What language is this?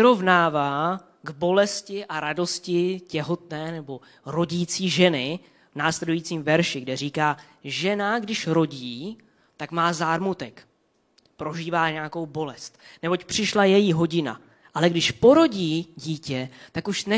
Czech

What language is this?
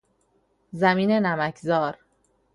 Persian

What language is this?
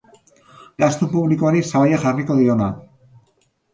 Basque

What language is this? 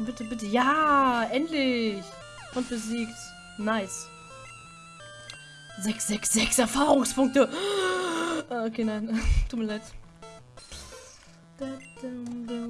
German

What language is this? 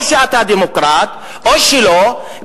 Hebrew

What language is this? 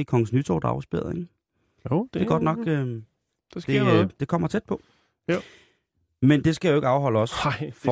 Danish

